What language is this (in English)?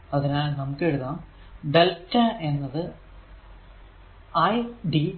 Malayalam